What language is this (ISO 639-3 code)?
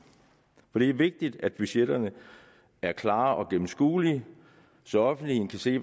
dan